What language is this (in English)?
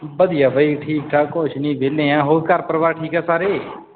Punjabi